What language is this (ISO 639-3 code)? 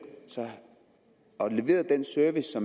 dan